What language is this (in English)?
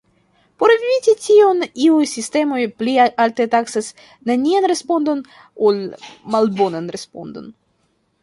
Esperanto